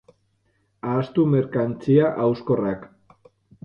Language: Basque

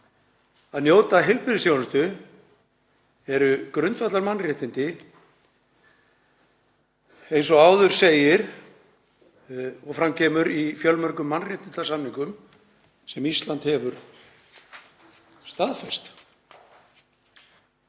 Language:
Icelandic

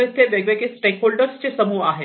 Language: Marathi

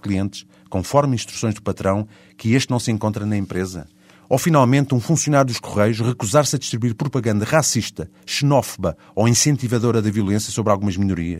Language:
Portuguese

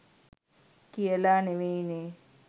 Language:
Sinhala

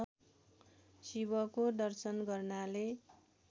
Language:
Nepali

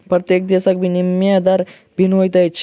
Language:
Maithili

